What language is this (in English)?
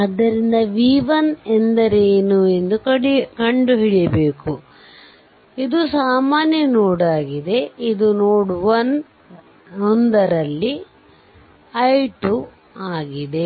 Kannada